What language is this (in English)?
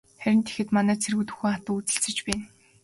Mongolian